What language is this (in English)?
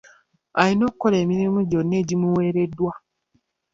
Ganda